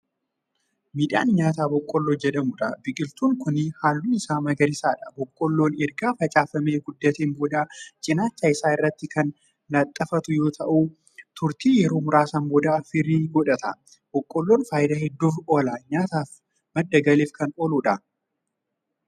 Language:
Oromo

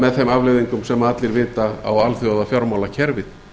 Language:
Icelandic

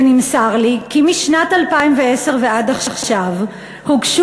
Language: Hebrew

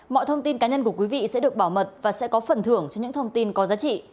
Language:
Vietnamese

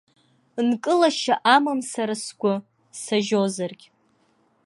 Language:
Abkhazian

